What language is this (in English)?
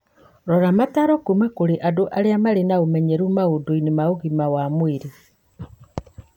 Kikuyu